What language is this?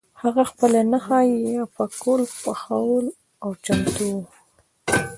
Pashto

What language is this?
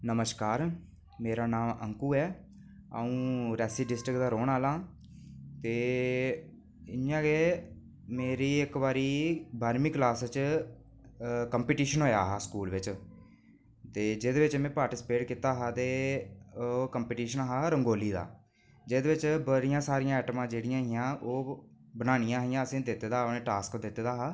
Dogri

